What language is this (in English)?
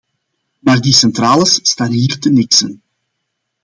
Dutch